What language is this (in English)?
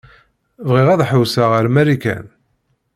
Kabyle